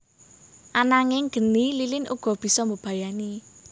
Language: Javanese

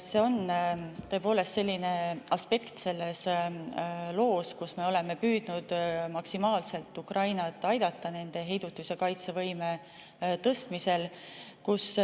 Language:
Estonian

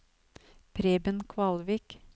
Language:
Norwegian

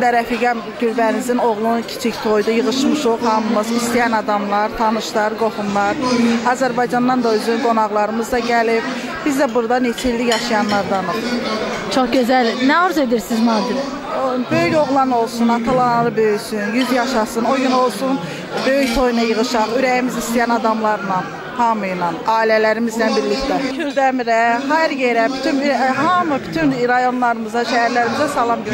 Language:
Turkish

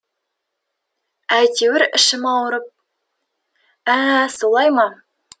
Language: Kazakh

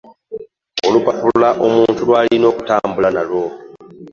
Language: Ganda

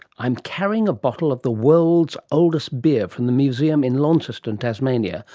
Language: English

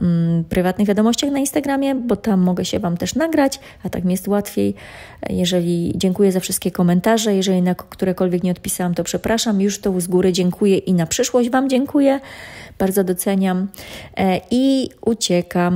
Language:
Polish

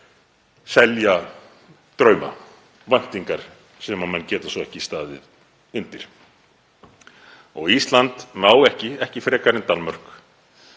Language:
Icelandic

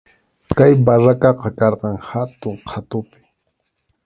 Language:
Arequipa-La Unión Quechua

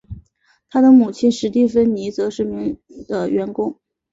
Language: Chinese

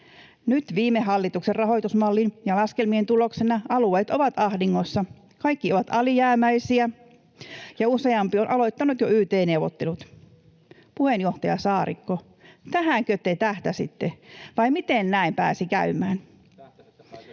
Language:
Finnish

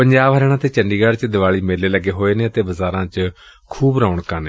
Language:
Punjabi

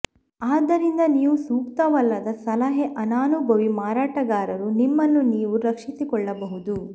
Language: Kannada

